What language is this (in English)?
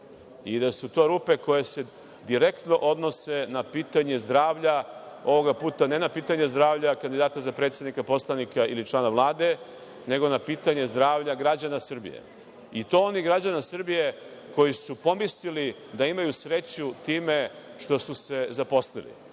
Serbian